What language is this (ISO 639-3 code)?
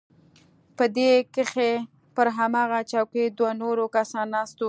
pus